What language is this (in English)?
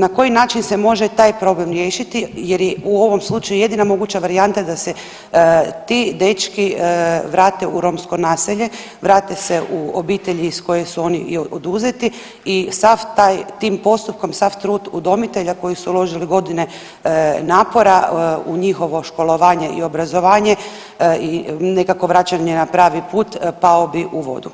Croatian